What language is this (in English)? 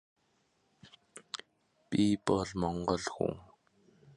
English